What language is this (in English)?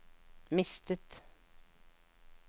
Norwegian